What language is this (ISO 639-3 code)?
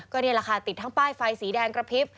tha